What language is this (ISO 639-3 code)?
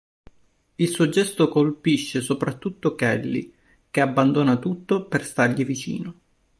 ita